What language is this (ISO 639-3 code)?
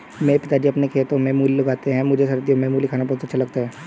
hin